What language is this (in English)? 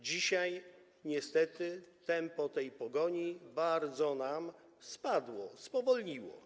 Polish